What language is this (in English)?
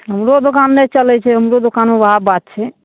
Maithili